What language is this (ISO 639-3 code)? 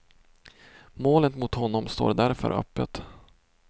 swe